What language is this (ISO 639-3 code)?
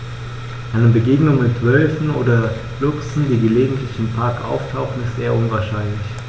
deu